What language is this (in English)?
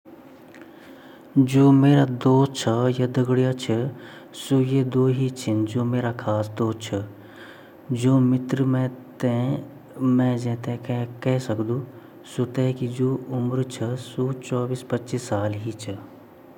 Garhwali